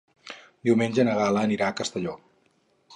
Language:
Catalan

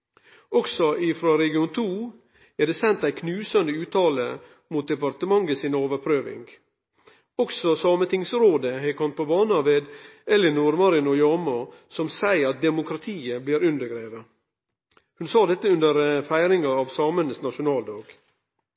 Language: Norwegian Nynorsk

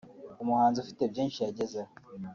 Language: Kinyarwanda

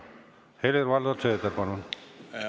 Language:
Estonian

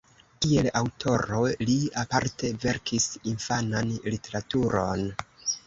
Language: Esperanto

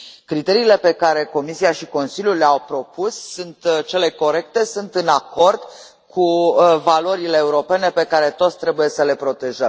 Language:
Romanian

